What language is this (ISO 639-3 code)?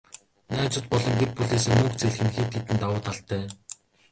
mon